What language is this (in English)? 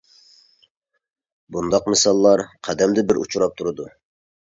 Uyghur